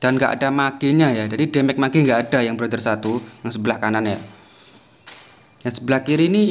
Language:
Indonesian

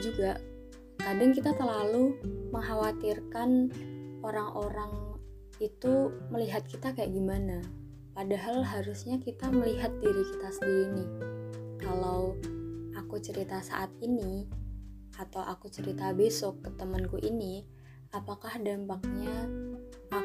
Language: Indonesian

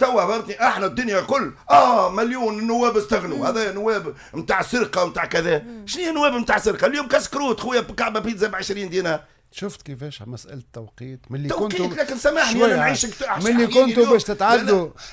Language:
Arabic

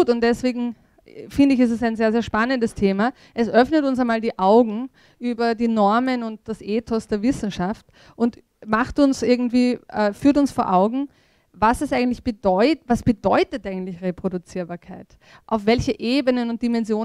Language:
German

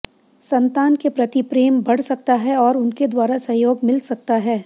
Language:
Hindi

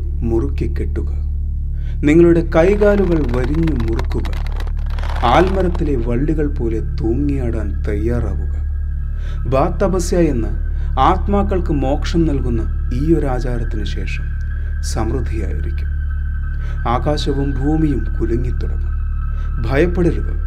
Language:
Malayalam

